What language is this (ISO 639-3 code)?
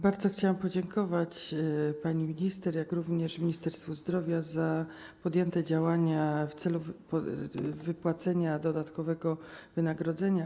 pol